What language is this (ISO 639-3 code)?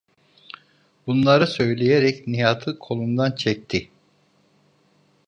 tur